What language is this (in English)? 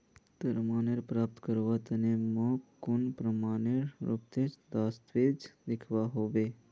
Magahi